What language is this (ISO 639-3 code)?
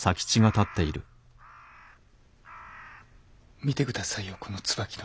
jpn